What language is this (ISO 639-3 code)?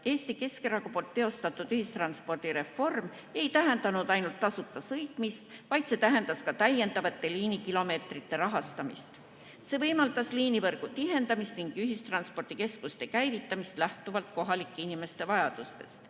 est